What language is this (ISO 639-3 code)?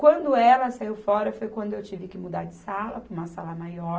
por